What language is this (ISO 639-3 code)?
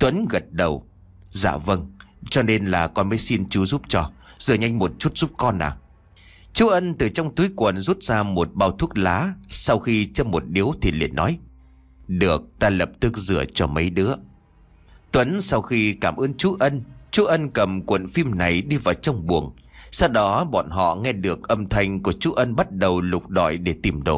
vie